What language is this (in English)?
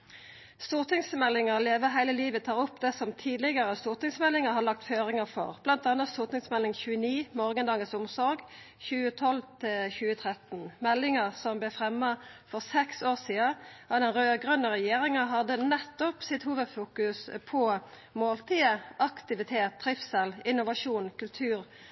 Norwegian Nynorsk